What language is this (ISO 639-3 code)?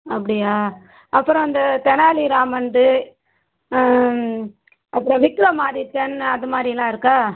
tam